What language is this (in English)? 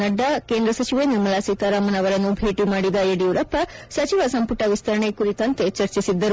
Kannada